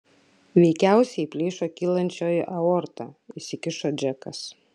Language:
Lithuanian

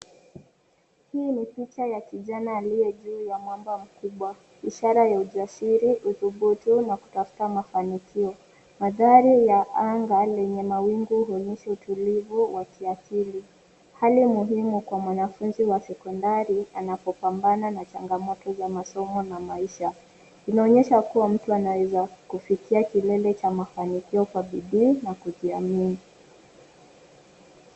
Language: Swahili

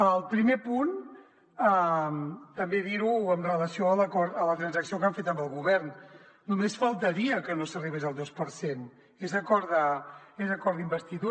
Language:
Catalan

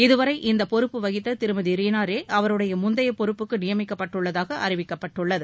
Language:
Tamil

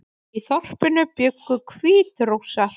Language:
Icelandic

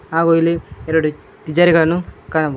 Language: Kannada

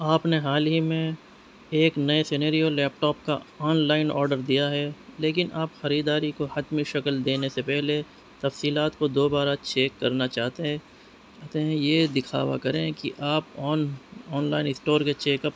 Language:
Urdu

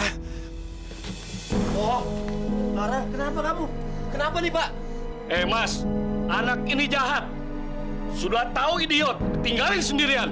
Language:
Indonesian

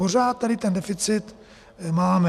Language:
Czech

